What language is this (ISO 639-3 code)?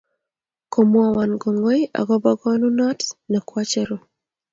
kln